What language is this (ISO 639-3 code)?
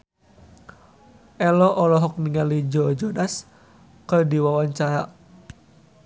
sun